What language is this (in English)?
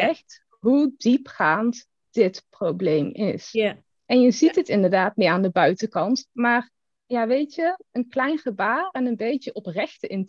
Dutch